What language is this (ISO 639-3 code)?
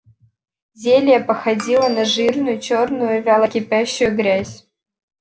rus